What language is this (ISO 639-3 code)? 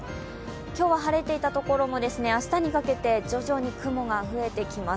jpn